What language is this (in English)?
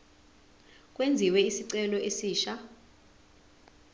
Zulu